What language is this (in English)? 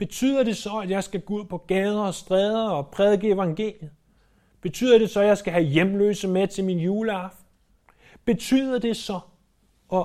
Danish